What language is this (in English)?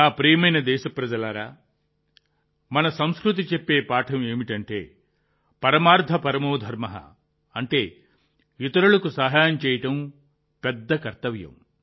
Telugu